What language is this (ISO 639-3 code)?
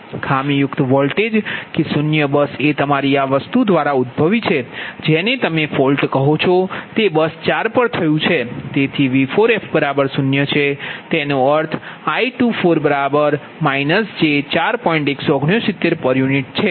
guj